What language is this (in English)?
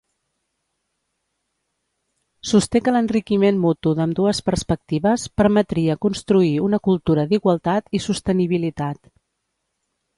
Catalan